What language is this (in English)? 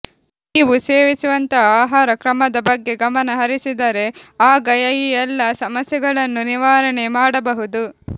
Kannada